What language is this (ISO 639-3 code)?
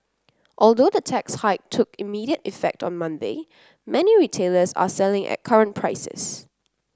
eng